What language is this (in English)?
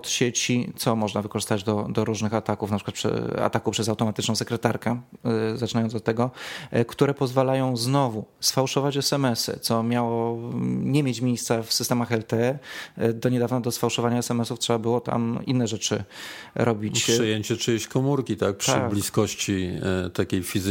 Polish